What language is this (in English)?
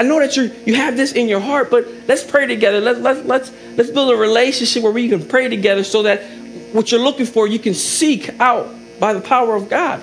English